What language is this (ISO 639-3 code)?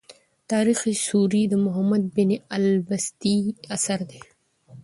pus